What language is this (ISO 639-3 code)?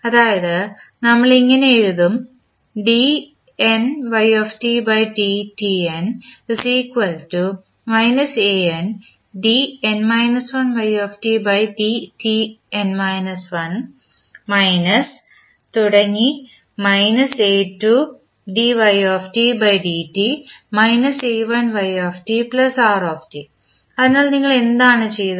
mal